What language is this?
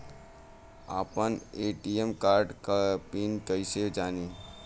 Bhojpuri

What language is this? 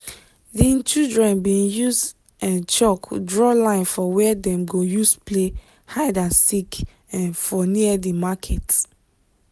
Nigerian Pidgin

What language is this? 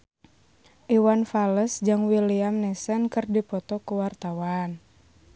Sundanese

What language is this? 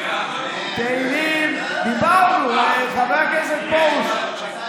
Hebrew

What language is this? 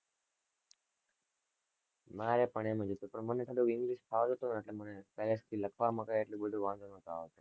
Gujarati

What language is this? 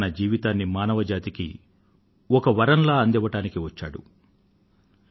Telugu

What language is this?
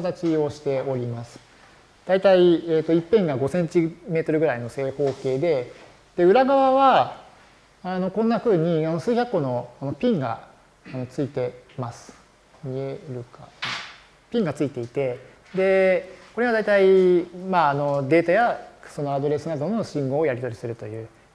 Japanese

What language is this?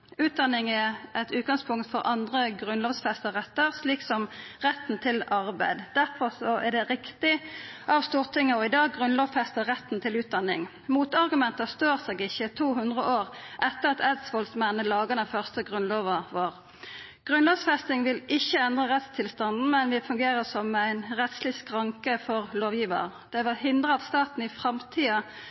Norwegian Nynorsk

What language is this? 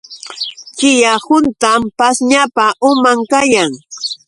Yauyos Quechua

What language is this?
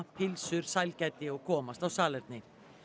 Icelandic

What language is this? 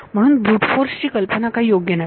Marathi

